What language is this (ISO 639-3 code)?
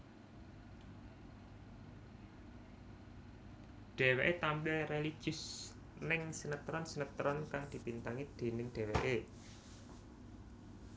jav